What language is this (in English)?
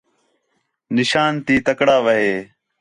Khetrani